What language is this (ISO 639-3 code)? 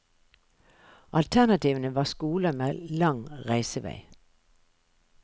nor